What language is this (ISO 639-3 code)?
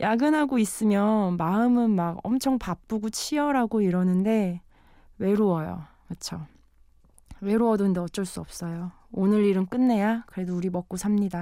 kor